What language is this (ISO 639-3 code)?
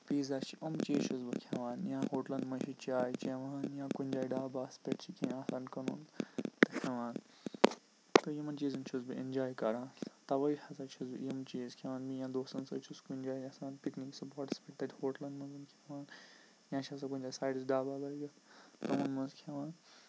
kas